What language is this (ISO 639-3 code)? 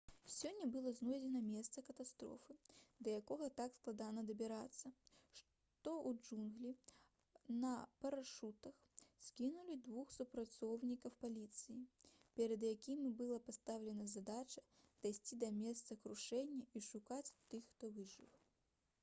bel